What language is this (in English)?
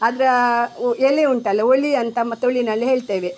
Kannada